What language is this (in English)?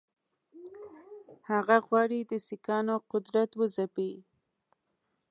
Pashto